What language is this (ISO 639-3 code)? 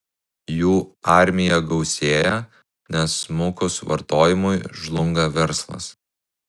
lit